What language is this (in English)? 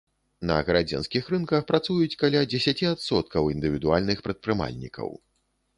Belarusian